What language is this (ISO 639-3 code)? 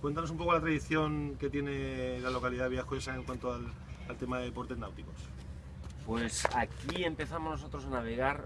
spa